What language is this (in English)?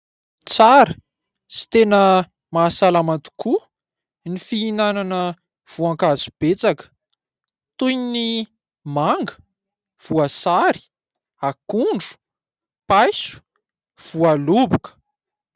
Malagasy